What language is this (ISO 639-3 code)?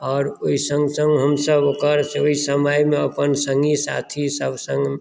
mai